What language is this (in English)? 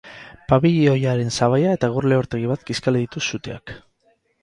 Basque